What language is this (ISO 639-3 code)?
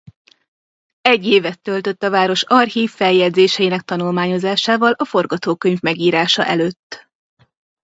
hun